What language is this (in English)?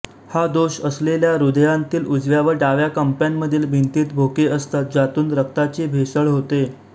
Marathi